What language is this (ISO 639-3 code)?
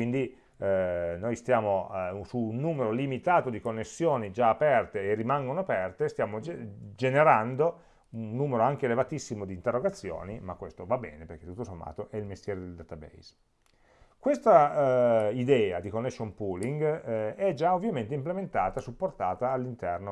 ita